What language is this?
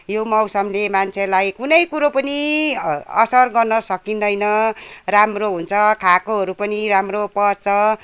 Nepali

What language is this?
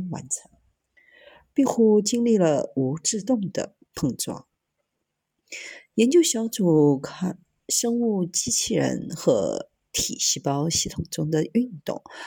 Chinese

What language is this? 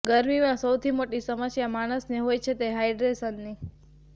Gujarati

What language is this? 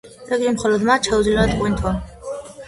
Georgian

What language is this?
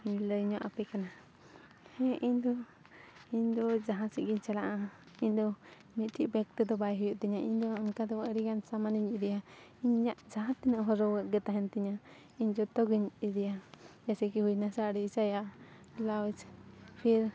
Santali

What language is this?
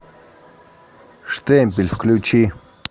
Russian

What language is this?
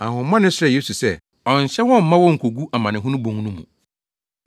Akan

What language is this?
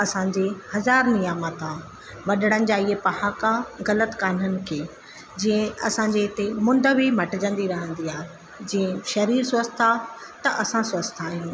Sindhi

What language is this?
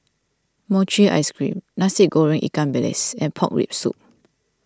English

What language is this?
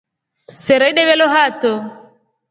Rombo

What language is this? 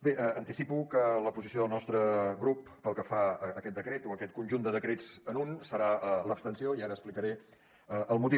Catalan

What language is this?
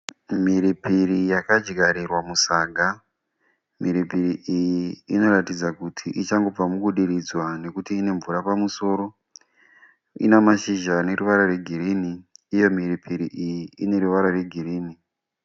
Shona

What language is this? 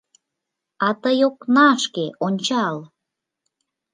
Mari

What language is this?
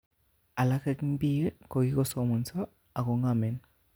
Kalenjin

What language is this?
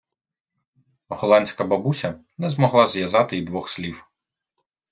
Ukrainian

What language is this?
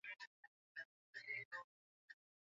Swahili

